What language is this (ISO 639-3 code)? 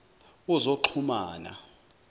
zul